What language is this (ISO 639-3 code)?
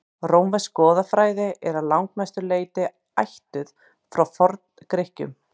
isl